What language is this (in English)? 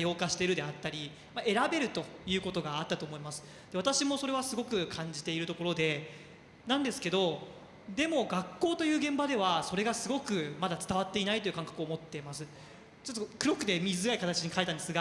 Japanese